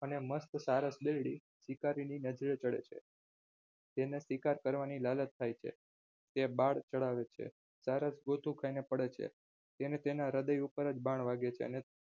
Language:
Gujarati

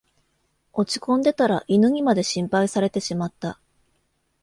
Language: Japanese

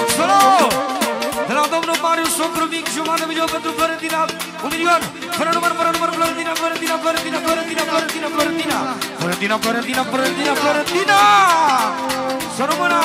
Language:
Romanian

